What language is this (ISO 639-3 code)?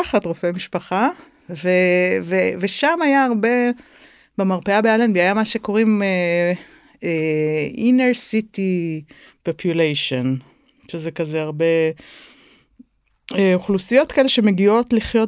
heb